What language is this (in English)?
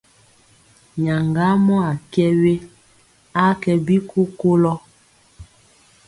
Mpiemo